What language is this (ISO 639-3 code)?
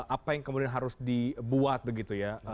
ind